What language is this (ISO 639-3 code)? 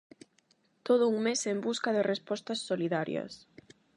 glg